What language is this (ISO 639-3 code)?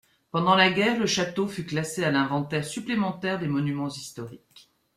fra